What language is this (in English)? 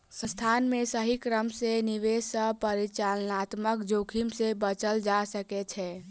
Maithili